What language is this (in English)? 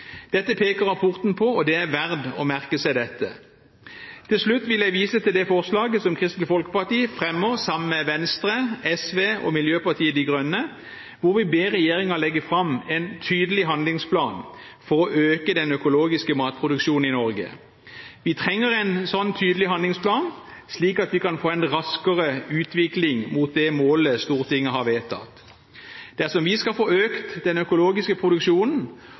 Norwegian Bokmål